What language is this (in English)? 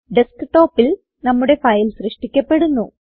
Malayalam